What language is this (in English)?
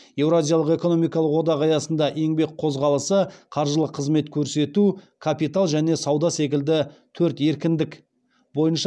Kazakh